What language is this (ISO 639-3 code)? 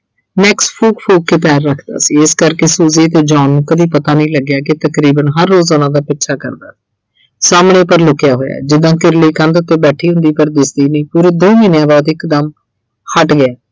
pan